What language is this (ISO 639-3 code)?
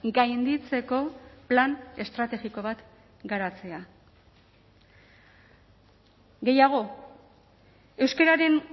eus